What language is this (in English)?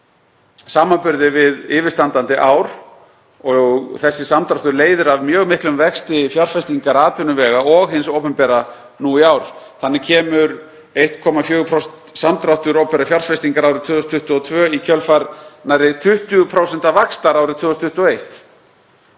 Icelandic